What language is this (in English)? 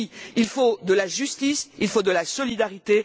French